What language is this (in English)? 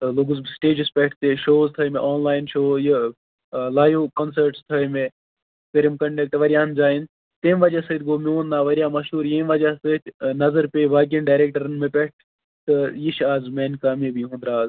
Kashmiri